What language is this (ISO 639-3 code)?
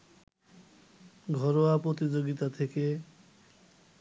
ben